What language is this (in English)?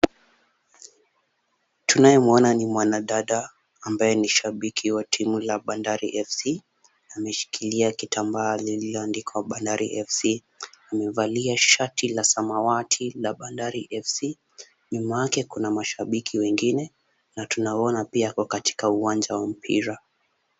Swahili